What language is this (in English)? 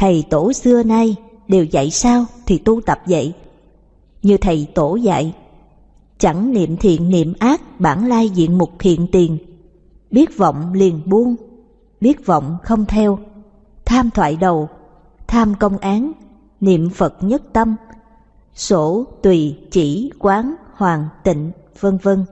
Vietnamese